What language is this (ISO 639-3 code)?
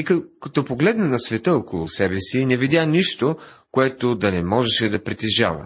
bul